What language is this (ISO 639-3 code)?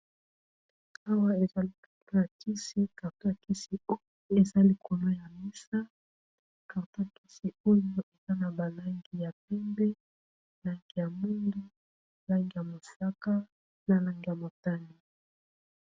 lin